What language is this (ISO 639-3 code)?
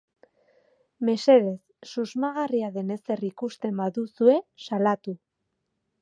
eus